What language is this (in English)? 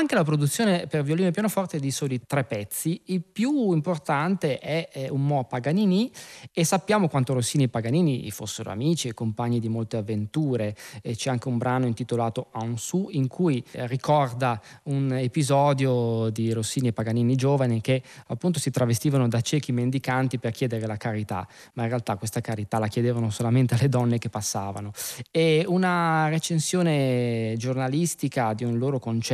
Italian